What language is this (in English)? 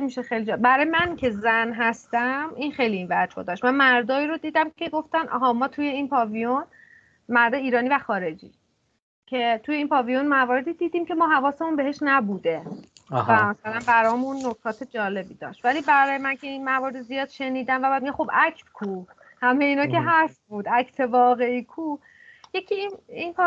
Persian